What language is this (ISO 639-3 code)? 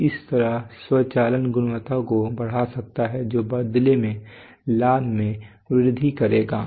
hin